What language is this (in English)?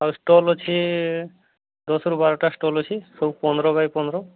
Odia